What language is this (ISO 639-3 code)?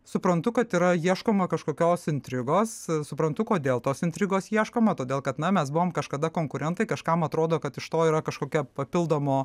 lit